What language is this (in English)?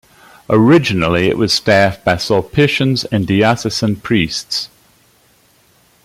English